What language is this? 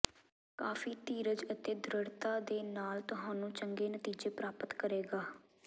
Punjabi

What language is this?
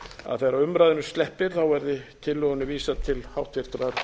Icelandic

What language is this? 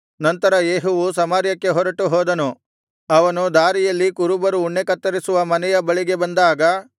Kannada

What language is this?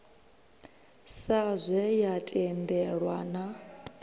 Venda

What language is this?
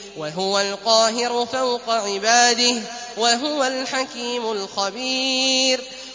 Arabic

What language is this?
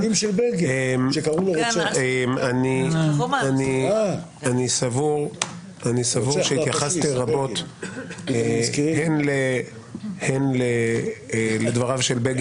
Hebrew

